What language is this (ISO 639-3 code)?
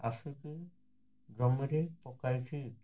ori